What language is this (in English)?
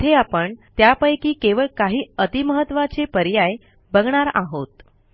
Marathi